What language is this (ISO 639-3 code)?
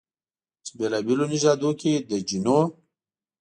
pus